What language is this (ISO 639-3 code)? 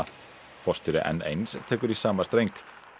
isl